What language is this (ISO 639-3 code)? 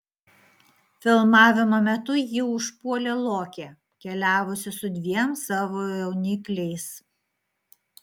lit